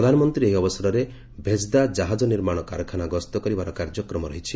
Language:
Odia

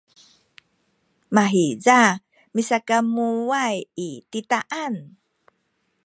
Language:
Sakizaya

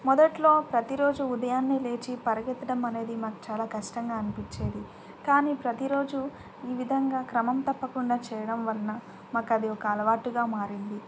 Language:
Telugu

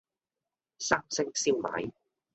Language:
Cantonese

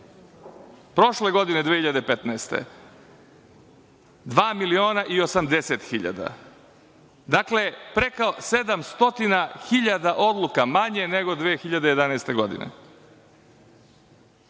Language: Serbian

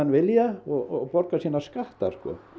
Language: Icelandic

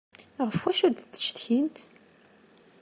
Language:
Kabyle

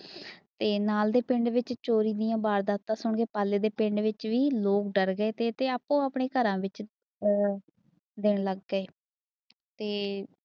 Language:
Punjabi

